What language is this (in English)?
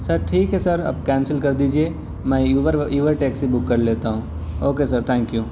Urdu